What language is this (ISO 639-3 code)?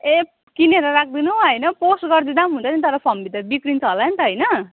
nep